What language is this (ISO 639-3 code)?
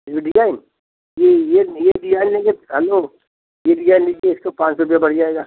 hin